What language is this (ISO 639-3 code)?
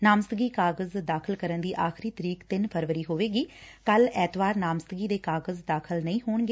pan